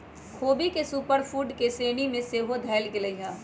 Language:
Magahi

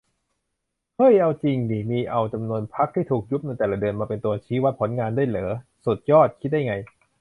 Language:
Thai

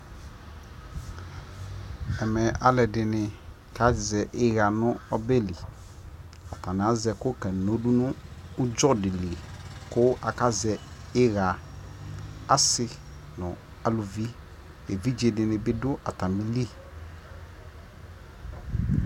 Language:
Ikposo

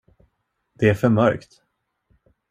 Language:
Swedish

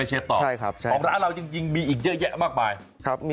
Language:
Thai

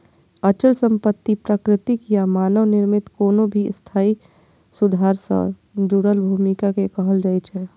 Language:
Maithili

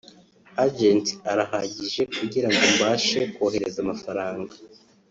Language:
Kinyarwanda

